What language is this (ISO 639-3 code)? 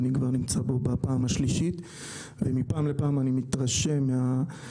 heb